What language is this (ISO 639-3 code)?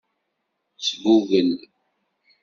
kab